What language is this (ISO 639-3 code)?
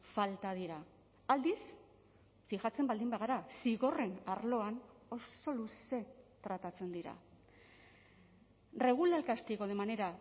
eus